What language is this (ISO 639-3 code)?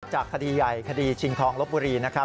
tha